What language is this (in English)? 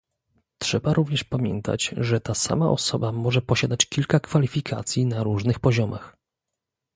Polish